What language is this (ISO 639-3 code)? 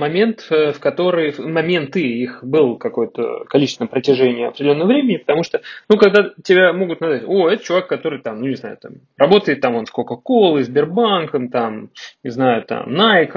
rus